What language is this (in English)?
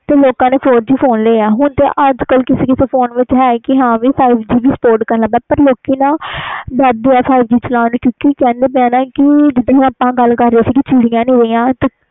Punjabi